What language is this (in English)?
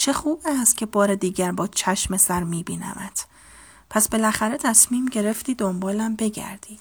Persian